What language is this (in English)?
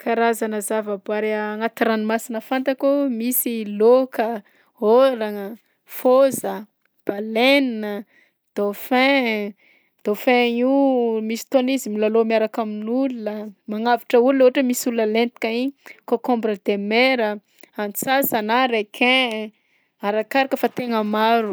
Southern Betsimisaraka Malagasy